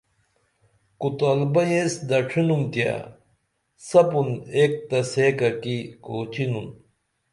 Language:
Dameli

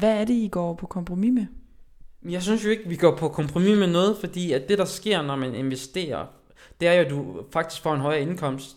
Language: Danish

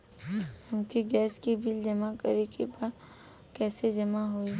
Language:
Bhojpuri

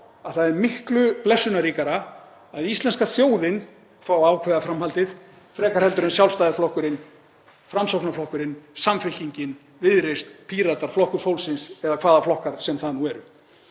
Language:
Icelandic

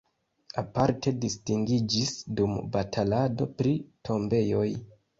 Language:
Esperanto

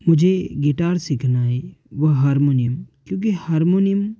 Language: Hindi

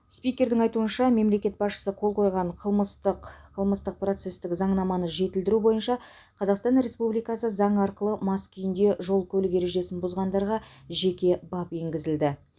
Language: Kazakh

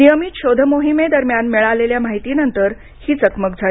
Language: Marathi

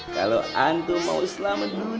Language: Indonesian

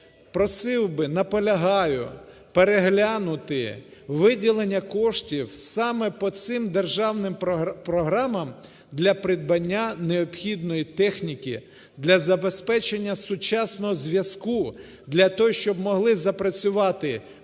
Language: Ukrainian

